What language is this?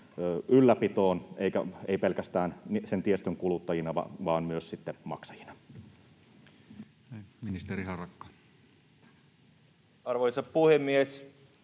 Finnish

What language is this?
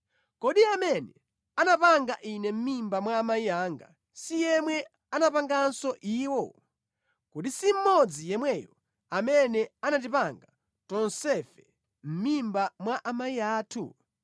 Nyanja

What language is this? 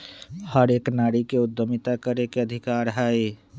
Magahi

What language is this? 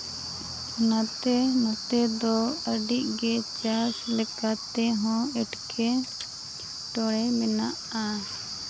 Santali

